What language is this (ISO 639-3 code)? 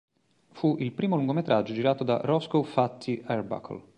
ita